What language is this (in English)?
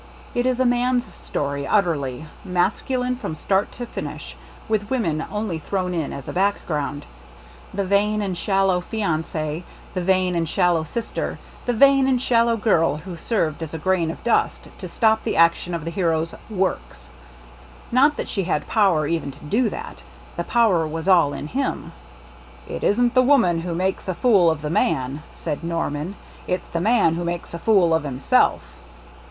English